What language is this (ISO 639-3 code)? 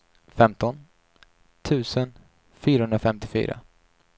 swe